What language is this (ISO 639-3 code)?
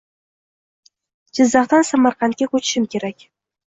uzb